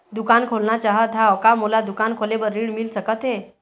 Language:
Chhattisgarhi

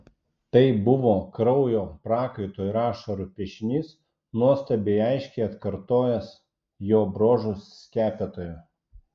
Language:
Lithuanian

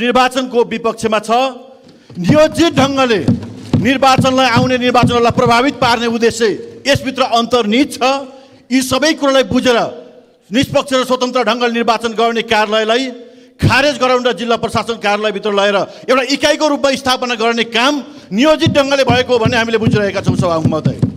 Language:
Romanian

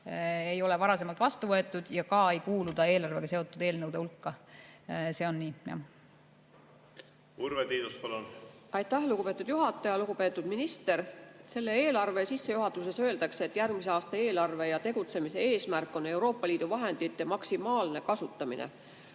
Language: Estonian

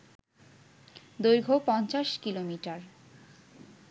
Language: Bangla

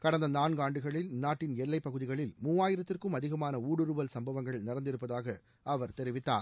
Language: Tamil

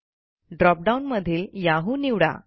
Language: Marathi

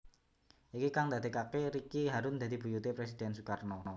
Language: Javanese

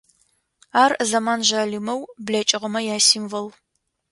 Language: Adyghe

